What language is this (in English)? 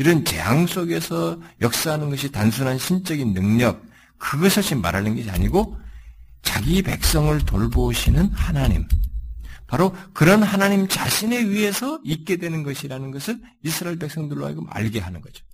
Korean